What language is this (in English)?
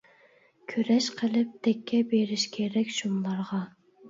Uyghur